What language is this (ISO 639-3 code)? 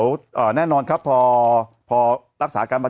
tha